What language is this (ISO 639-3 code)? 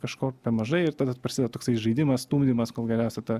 lit